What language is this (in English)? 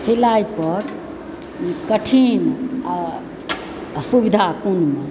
Maithili